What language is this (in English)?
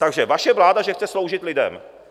Czech